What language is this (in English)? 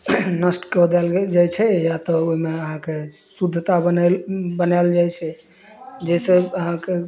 Maithili